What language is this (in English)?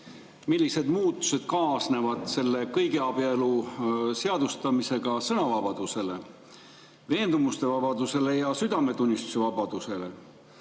Estonian